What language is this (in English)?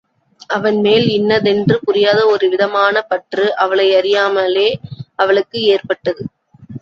Tamil